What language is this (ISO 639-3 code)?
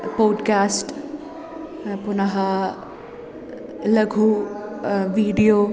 san